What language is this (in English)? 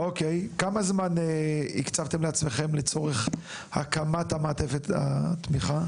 Hebrew